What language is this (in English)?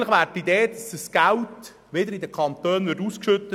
Swiss German